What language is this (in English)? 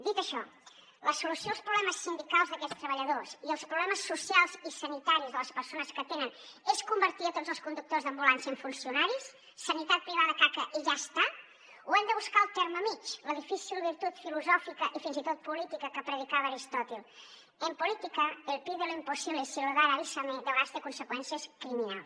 Catalan